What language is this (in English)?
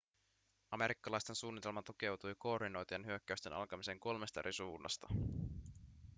Finnish